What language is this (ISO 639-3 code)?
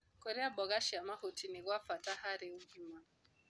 kik